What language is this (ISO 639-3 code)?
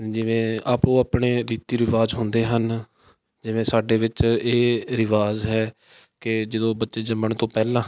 pan